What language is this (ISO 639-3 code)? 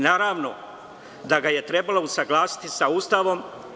srp